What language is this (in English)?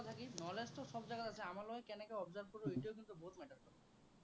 Assamese